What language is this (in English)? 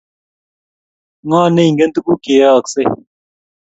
Kalenjin